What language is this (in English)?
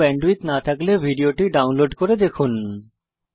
Bangla